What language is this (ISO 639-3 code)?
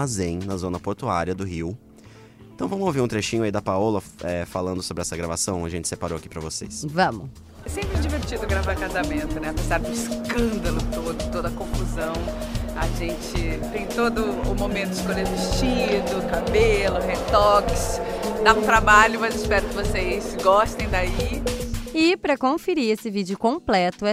por